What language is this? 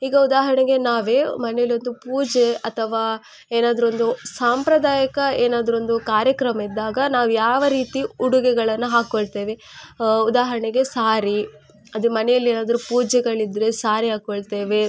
Kannada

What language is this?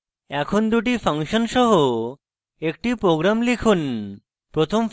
Bangla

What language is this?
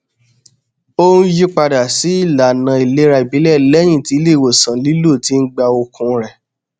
Yoruba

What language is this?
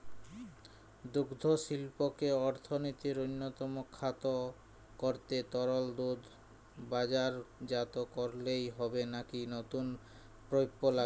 Bangla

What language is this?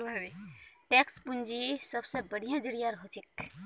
Magahi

